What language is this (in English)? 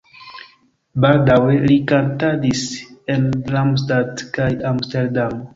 Esperanto